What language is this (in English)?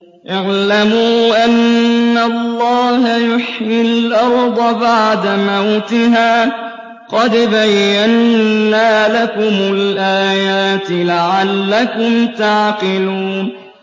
Arabic